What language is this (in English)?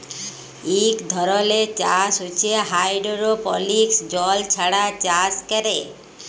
Bangla